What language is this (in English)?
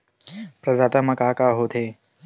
Chhattisgarhi